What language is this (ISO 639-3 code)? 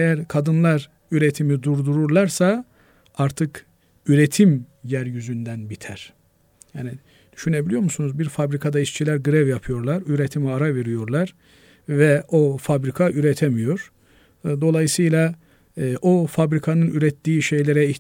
tur